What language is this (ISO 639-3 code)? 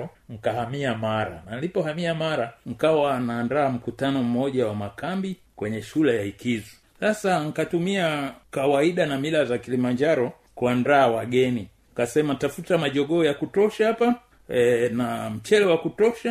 swa